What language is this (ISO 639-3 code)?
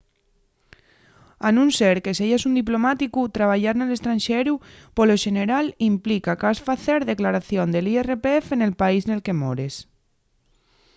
ast